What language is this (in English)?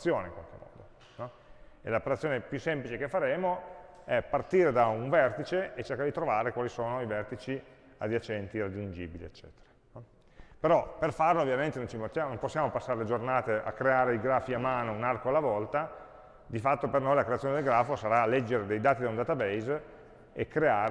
Italian